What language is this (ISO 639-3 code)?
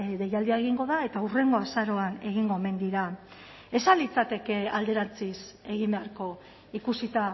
eus